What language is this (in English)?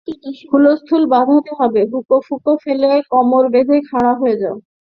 Bangla